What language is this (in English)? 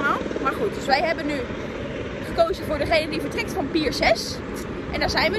Dutch